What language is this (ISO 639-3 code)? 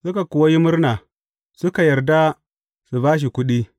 hau